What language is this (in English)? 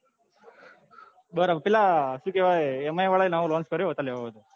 Gujarati